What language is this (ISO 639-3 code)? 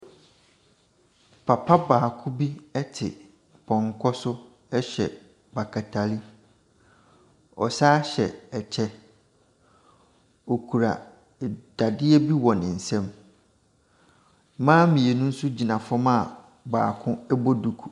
aka